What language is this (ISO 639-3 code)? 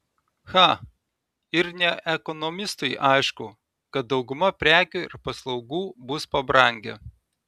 lit